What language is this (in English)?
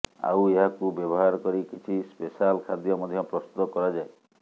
Odia